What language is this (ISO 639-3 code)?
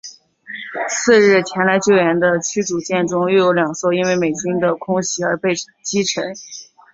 zho